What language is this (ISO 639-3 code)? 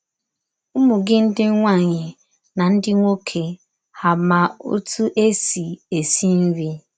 ibo